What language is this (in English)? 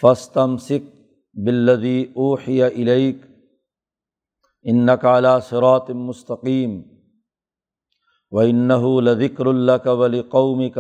Urdu